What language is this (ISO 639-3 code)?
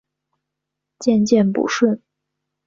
zho